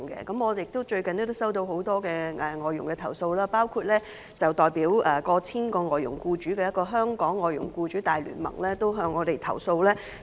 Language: Cantonese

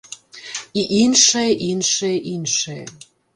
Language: Belarusian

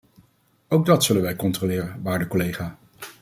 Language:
Dutch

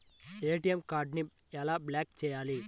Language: Telugu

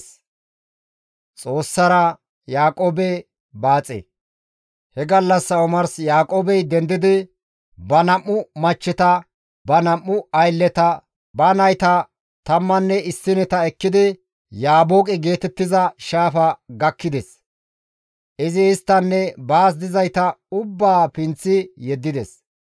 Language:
Gamo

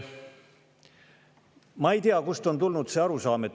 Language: Estonian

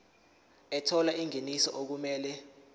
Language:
Zulu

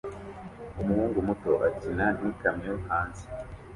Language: Kinyarwanda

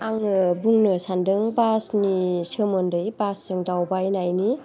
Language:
Bodo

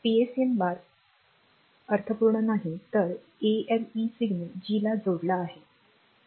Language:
Marathi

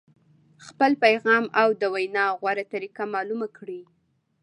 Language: Pashto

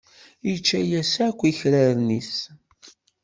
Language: Kabyle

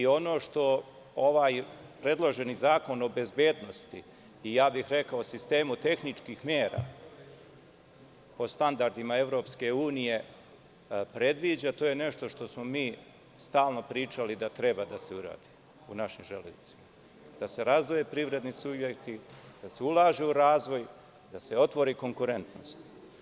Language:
Serbian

